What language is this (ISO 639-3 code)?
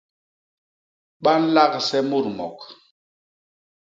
bas